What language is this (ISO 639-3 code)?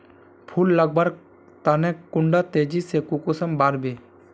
mag